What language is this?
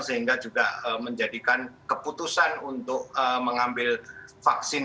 Indonesian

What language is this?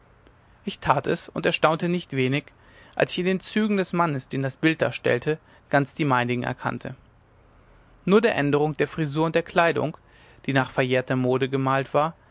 German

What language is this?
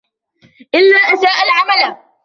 Arabic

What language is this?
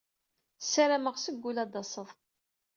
Kabyle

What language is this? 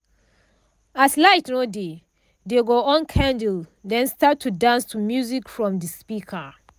Nigerian Pidgin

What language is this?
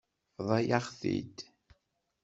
Kabyle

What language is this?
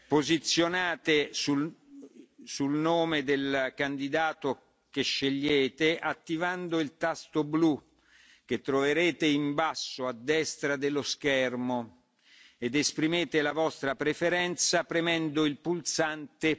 Italian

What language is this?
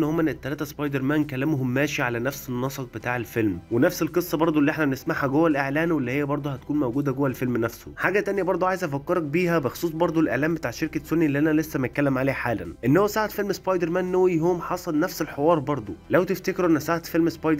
Arabic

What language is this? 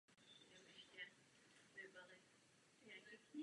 Czech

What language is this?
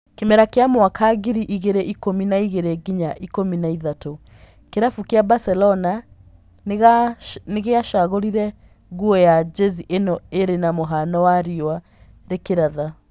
Kikuyu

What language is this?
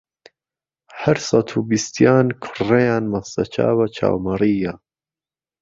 Central Kurdish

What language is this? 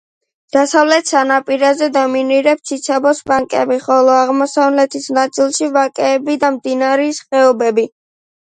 Georgian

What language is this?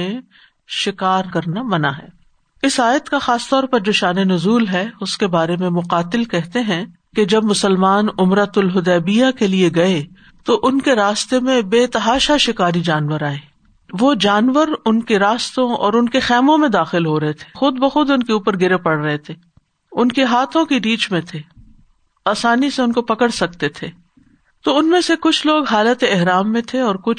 Urdu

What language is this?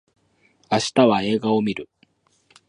Japanese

